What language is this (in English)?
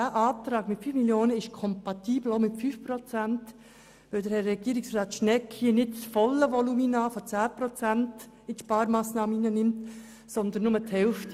Swiss German